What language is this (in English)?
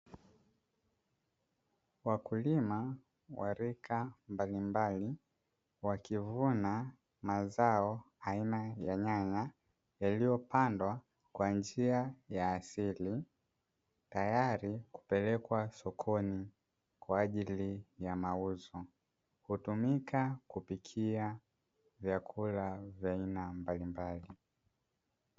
Swahili